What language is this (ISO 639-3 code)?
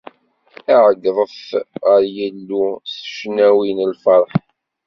kab